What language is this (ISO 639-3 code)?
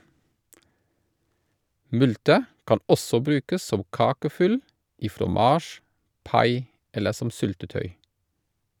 nor